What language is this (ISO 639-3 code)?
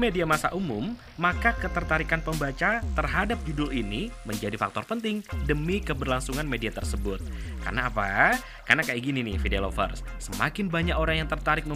ind